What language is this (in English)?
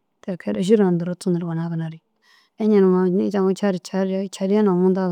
Dazaga